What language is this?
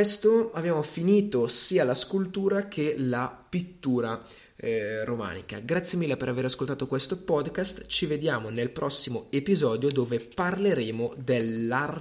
Italian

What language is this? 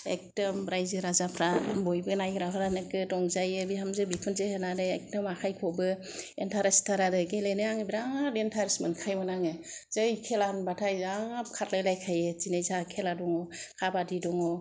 Bodo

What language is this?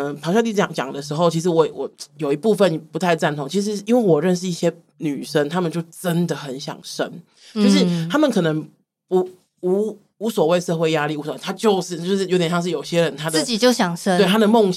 Chinese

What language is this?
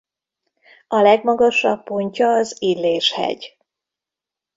Hungarian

